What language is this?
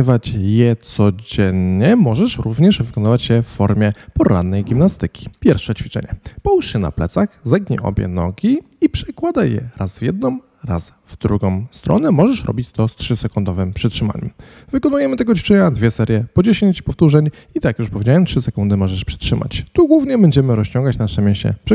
Polish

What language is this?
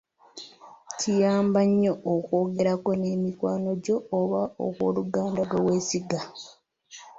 Ganda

